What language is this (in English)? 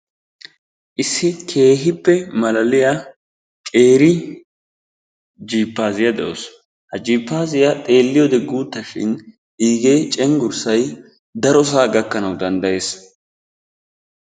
Wolaytta